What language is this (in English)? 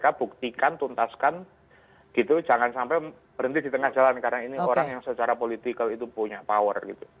Indonesian